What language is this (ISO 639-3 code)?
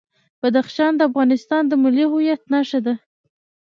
pus